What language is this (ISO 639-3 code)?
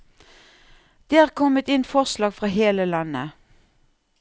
nor